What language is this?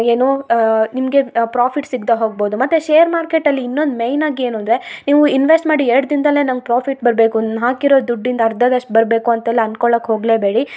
Kannada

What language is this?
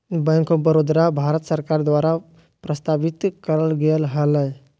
Magahi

